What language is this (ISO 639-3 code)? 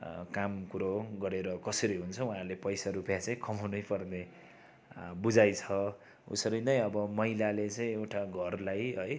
nep